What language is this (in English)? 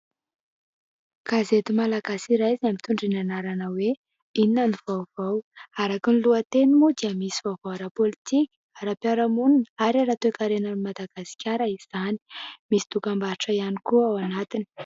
Malagasy